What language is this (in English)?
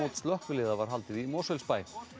Icelandic